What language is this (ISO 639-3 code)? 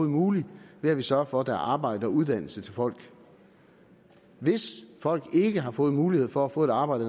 dan